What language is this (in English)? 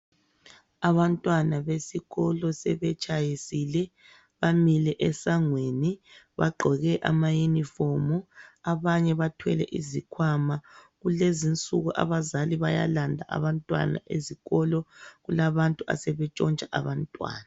North Ndebele